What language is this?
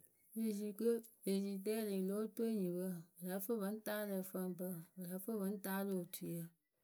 Akebu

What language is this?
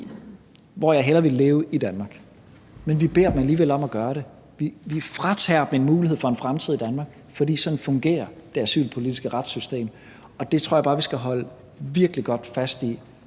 Danish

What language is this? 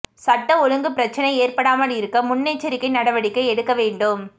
Tamil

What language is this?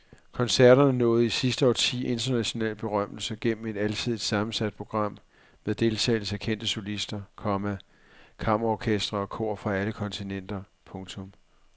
Danish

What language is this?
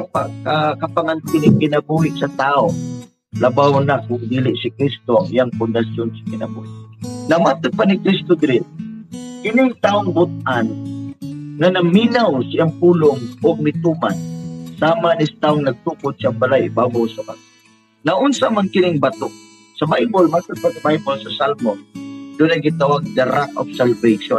Filipino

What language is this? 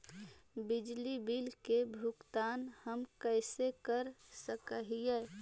Magahi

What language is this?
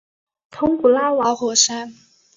Chinese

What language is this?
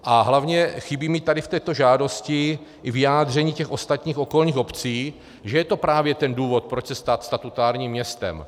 Czech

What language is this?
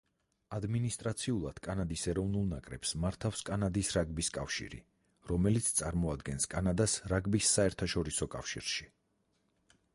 Georgian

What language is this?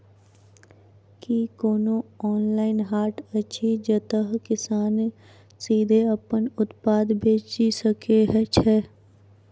Maithili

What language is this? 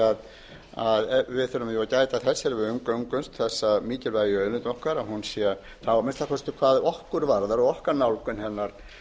Icelandic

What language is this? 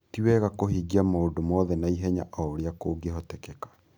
Kikuyu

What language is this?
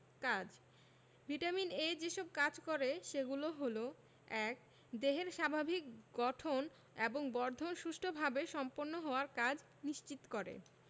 Bangla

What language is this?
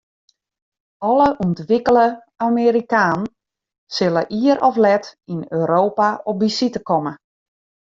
Western Frisian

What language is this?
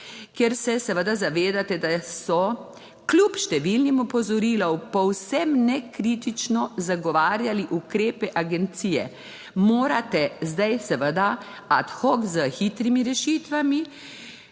Slovenian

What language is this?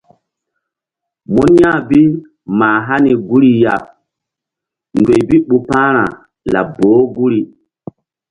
Mbum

